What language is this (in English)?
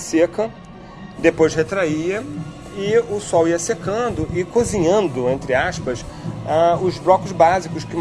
Portuguese